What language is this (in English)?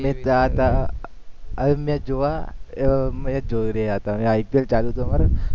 Gujarati